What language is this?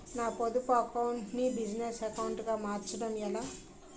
Telugu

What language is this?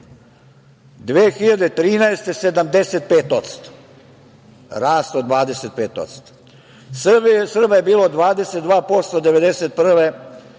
Serbian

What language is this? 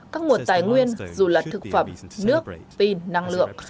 Vietnamese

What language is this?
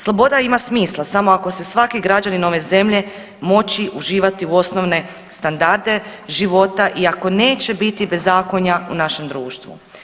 Croatian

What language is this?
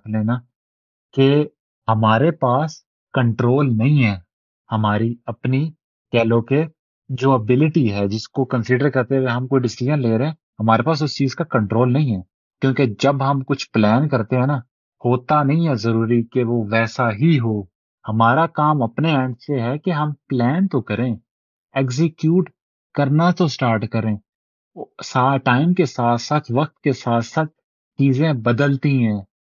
Urdu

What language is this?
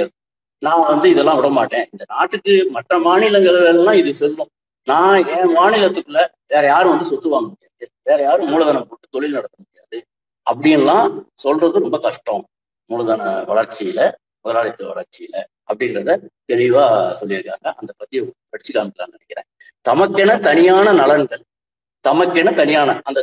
Tamil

